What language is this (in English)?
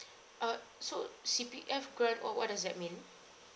English